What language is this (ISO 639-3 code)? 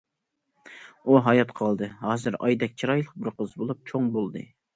uig